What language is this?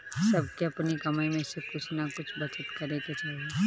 Bhojpuri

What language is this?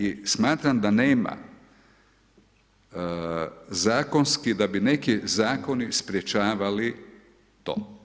Croatian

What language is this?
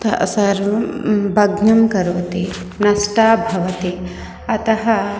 Sanskrit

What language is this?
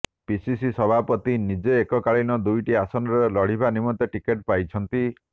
Odia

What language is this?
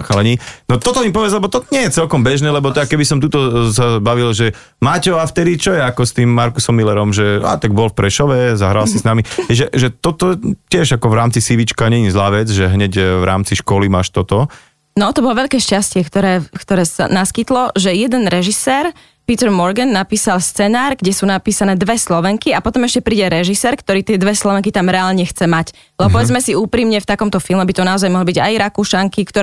Slovak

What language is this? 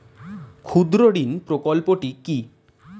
Bangla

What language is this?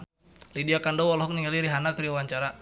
Sundanese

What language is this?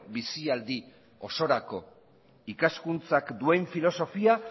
Basque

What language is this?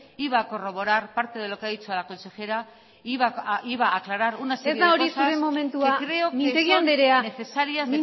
Spanish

